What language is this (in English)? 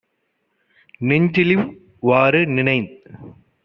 Tamil